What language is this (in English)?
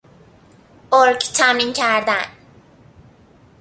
Persian